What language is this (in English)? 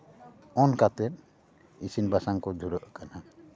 Santali